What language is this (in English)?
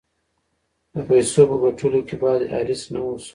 Pashto